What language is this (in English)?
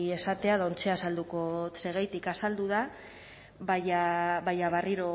Basque